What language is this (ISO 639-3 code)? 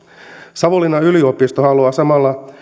fin